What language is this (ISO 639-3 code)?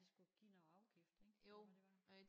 dan